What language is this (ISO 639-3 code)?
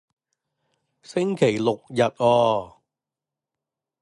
yue